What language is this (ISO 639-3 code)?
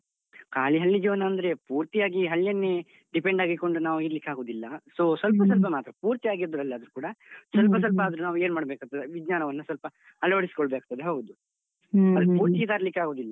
kan